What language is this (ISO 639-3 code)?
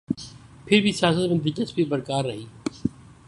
urd